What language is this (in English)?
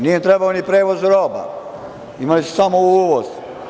Serbian